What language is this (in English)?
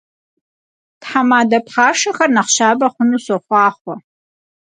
Kabardian